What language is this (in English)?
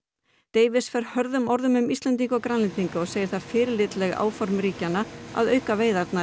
Icelandic